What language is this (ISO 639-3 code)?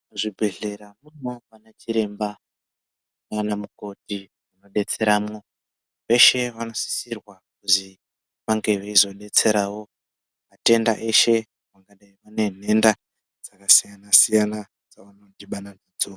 ndc